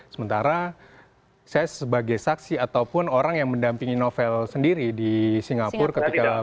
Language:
Indonesian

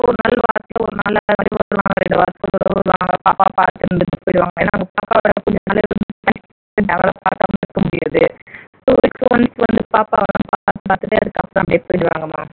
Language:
Tamil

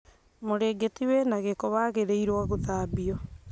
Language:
Kikuyu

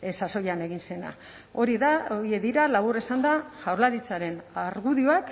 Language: Basque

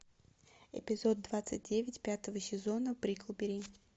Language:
Russian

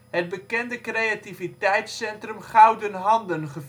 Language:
Dutch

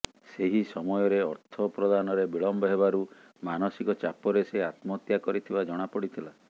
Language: Odia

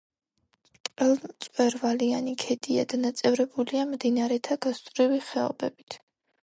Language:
Georgian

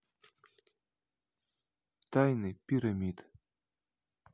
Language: Russian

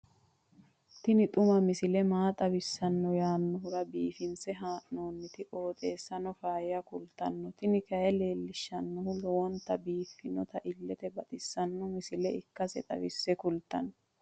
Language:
Sidamo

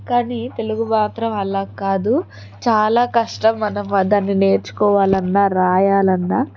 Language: Telugu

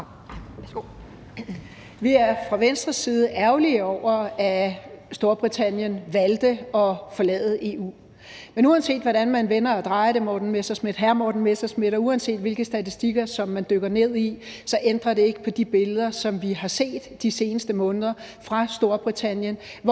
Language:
Danish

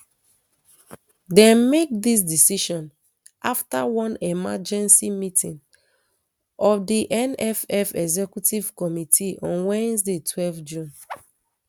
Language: Nigerian Pidgin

